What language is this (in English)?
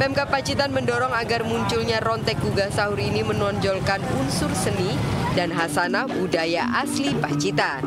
Indonesian